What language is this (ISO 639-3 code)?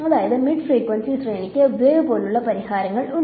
mal